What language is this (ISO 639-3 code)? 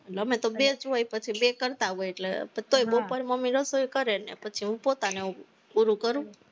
guj